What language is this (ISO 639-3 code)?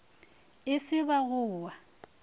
nso